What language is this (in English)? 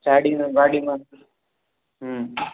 Gujarati